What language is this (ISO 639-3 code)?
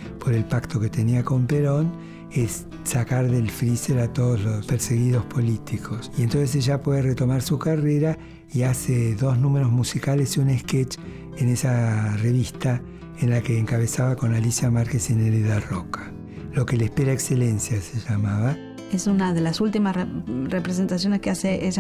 spa